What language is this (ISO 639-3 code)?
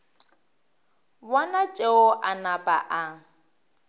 nso